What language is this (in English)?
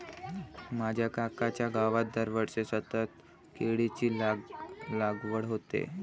Marathi